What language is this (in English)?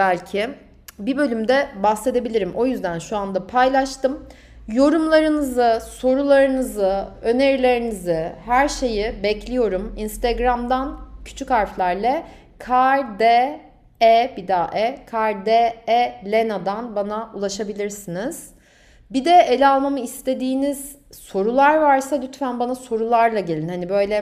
Turkish